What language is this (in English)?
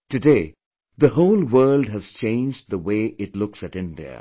English